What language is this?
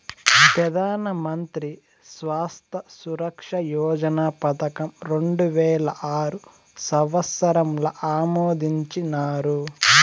Telugu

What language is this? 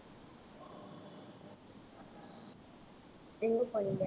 Tamil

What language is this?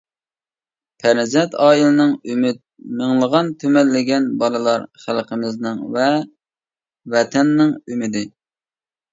Uyghur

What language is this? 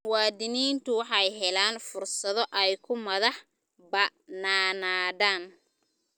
Somali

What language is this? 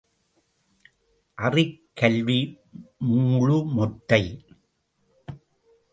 Tamil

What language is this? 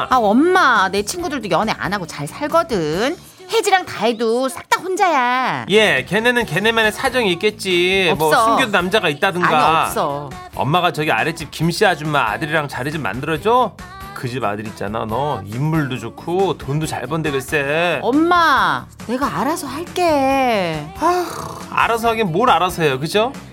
Korean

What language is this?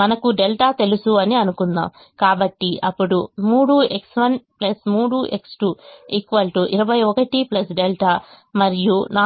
Telugu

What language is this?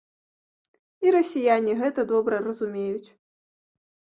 Belarusian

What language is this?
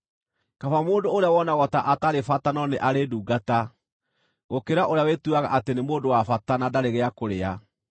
Kikuyu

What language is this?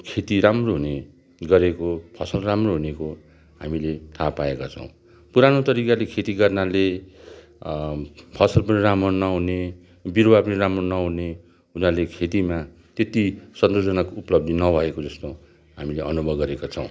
Nepali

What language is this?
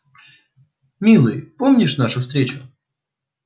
Russian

